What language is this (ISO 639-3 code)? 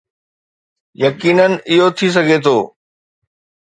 snd